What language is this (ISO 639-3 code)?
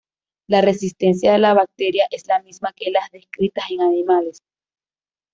spa